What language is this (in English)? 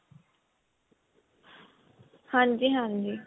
Punjabi